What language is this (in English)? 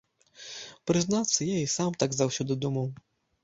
Belarusian